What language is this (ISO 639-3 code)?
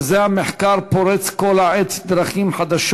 heb